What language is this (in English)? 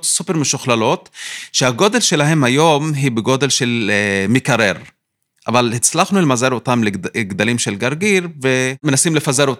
Hebrew